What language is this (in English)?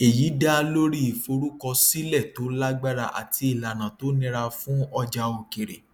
Yoruba